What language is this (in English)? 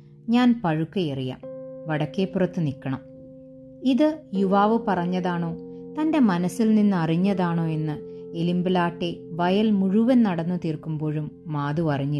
Malayalam